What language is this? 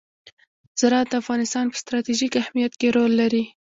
Pashto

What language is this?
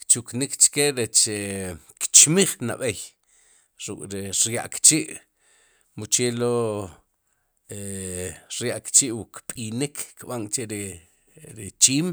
Sipacapense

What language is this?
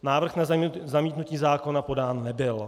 Czech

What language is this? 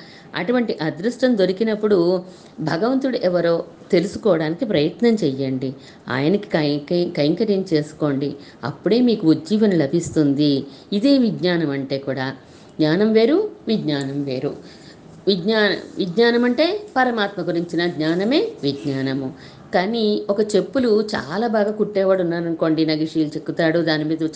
Telugu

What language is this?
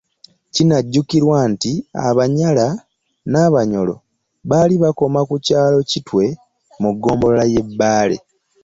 Ganda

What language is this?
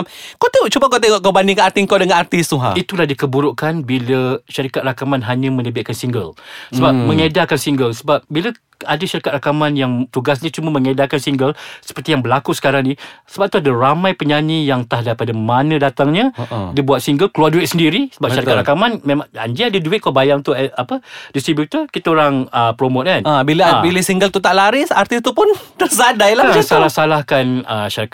Malay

